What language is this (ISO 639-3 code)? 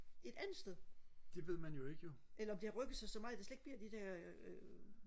dan